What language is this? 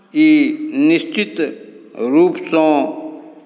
Maithili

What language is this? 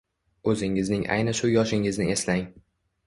Uzbek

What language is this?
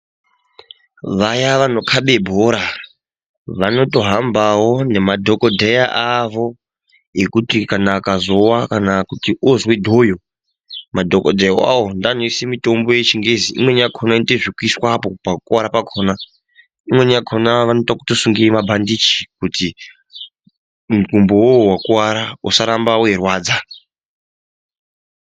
Ndau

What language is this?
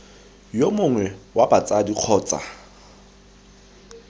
Tswana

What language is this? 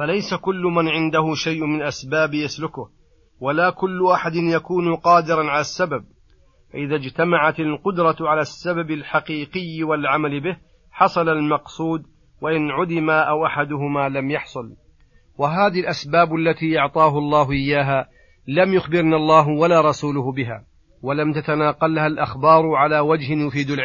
Arabic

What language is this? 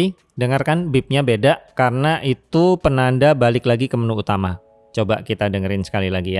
Indonesian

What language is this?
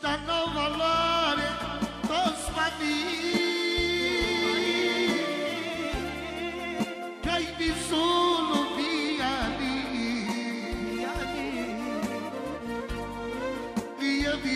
Romanian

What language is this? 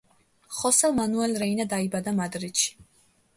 Georgian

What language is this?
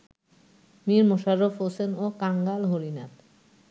Bangla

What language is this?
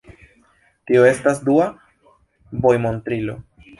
Esperanto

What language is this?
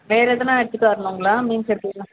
Tamil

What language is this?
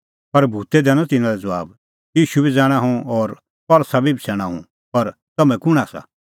Kullu Pahari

